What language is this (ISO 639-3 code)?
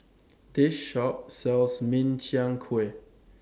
eng